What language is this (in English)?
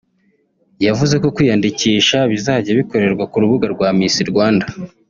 Kinyarwanda